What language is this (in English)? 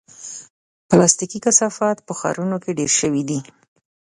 Pashto